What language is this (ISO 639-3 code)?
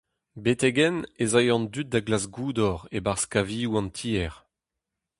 bre